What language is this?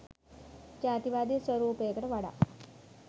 Sinhala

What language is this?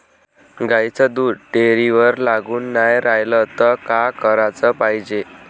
Marathi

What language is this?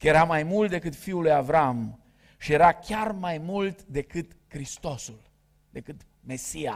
Romanian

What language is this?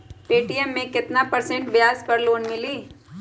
Magahi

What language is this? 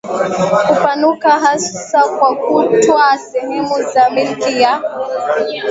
Swahili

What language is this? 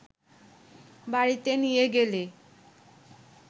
Bangla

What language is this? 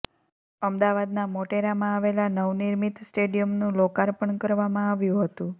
Gujarati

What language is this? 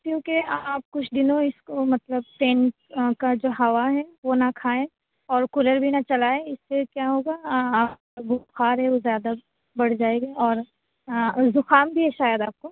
Urdu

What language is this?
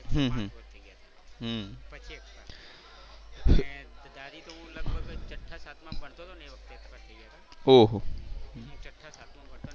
Gujarati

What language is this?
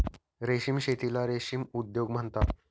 Marathi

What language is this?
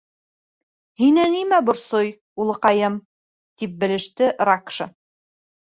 Bashkir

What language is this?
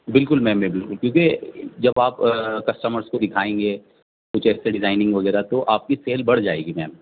Urdu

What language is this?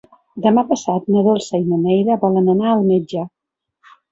Catalan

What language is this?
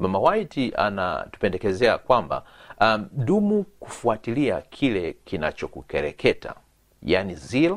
Swahili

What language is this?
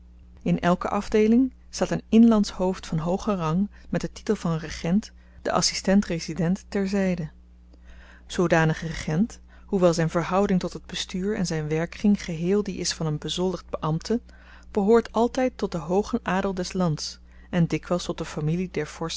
Dutch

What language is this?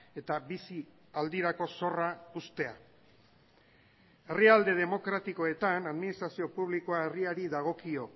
Basque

